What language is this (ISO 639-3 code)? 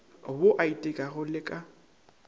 nso